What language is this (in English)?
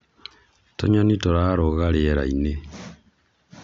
Kikuyu